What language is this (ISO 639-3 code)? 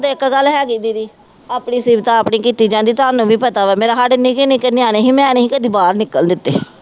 pan